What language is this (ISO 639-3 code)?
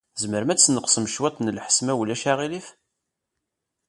kab